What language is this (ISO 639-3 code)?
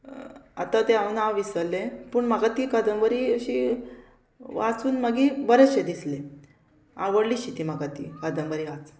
kok